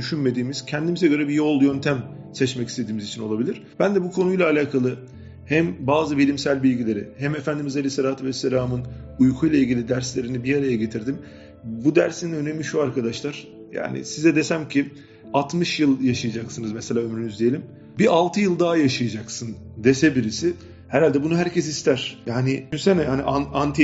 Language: Turkish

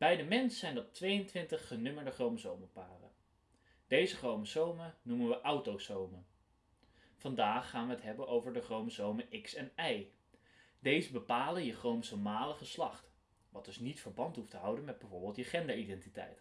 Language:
Dutch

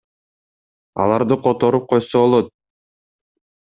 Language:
Kyrgyz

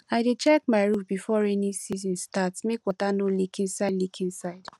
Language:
Nigerian Pidgin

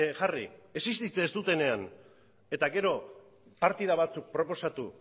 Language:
Basque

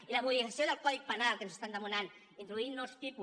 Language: Catalan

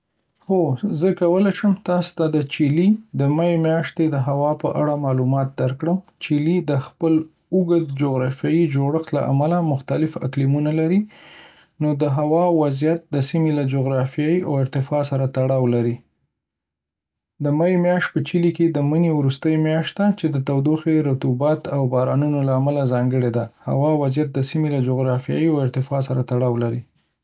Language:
Pashto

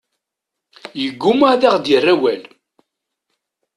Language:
Kabyle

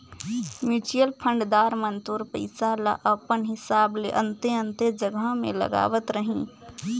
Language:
Chhattisgarhi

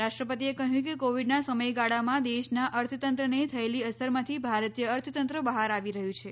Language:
Gujarati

